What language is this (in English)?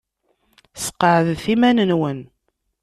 Kabyle